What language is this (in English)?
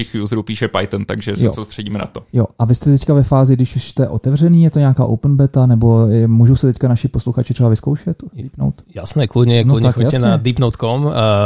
Czech